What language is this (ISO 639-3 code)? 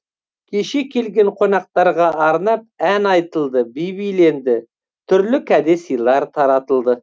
kaz